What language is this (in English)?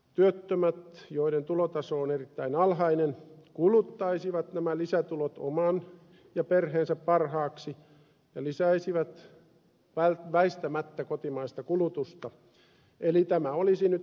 Finnish